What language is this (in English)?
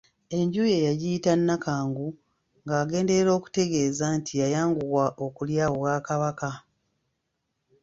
Ganda